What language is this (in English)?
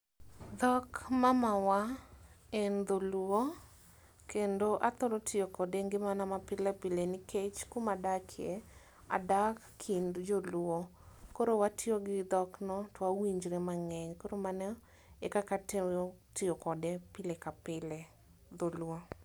Luo (Kenya and Tanzania)